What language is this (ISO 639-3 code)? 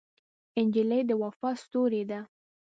pus